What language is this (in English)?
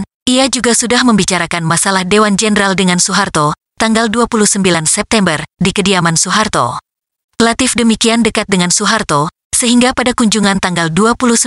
Indonesian